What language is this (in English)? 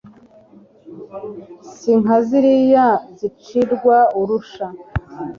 Kinyarwanda